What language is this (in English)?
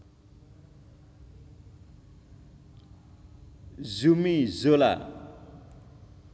Javanese